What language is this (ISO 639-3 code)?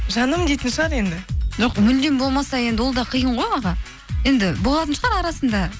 kaz